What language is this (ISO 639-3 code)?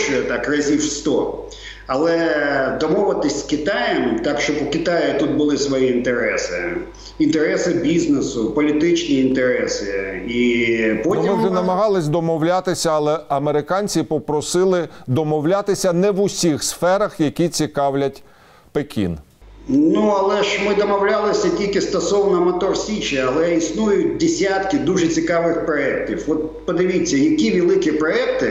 ukr